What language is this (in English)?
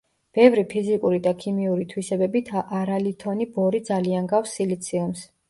Georgian